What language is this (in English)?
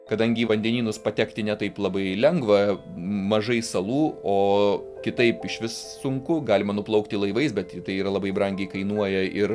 Lithuanian